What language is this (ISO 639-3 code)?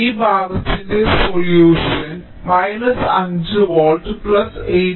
mal